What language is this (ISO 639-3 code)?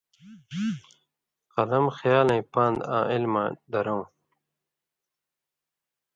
mvy